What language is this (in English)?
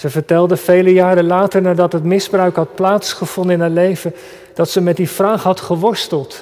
Dutch